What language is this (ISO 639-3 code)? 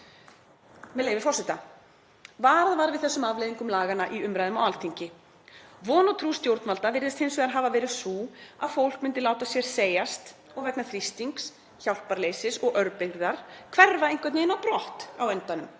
isl